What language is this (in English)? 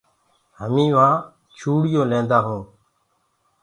Gurgula